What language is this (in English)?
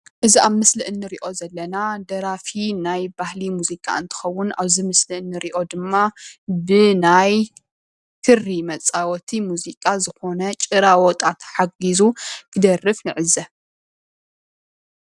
Tigrinya